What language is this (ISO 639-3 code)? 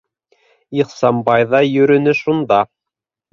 bak